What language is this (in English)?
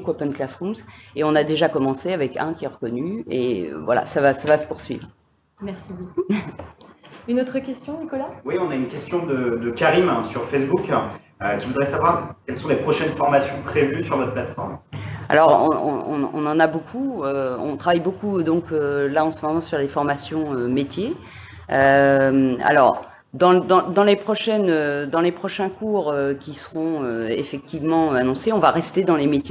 French